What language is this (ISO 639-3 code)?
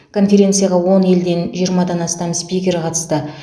kaz